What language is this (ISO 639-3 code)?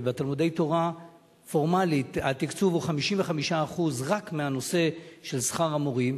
heb